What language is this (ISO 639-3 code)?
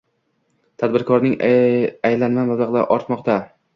uzb